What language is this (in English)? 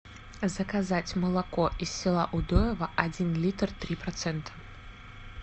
Russian